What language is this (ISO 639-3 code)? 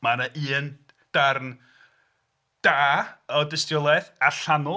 cym